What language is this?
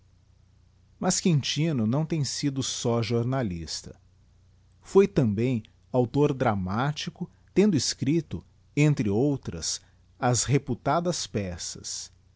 Portuguese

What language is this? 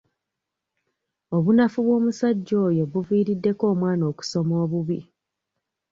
Ganda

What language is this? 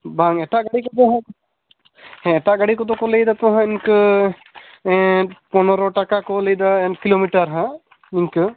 Santali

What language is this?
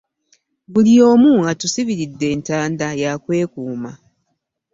Ganda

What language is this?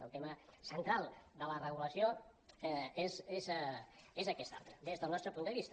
Catalan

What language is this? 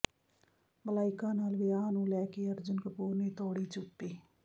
Punjabi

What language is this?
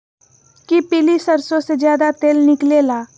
Magahi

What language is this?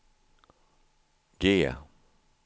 Swedish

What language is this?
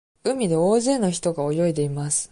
Japanese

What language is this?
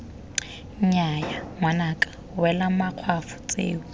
Tswana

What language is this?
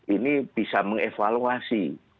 Indonesian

